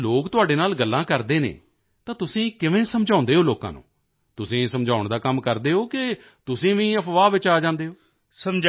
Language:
Punjabi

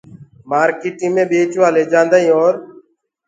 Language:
Gurgula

